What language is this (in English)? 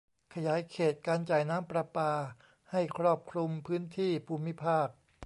Thai